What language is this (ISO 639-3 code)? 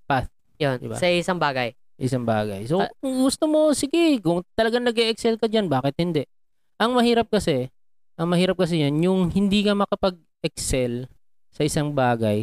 fil